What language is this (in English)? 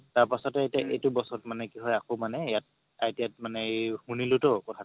Assamese